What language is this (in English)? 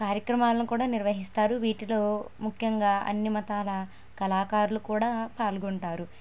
Telugu